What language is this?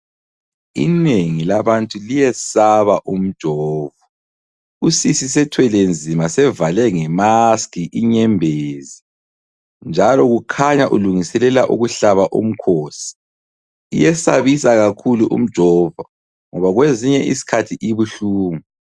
North Ndebele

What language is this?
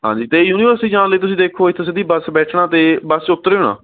Punjabi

